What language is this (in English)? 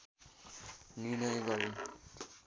Nepali